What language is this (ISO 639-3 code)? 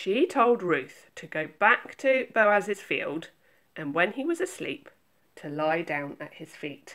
eng